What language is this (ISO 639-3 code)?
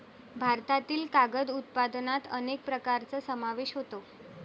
mar